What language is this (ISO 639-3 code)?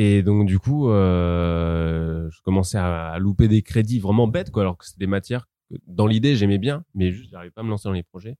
fra